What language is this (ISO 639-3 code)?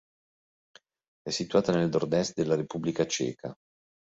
ita